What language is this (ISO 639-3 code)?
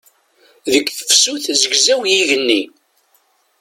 kab